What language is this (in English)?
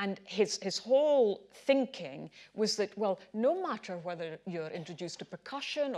English